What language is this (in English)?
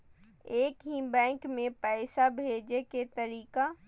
Maithili